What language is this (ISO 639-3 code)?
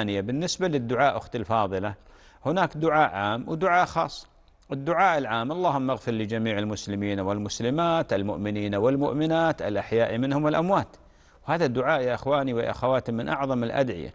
ara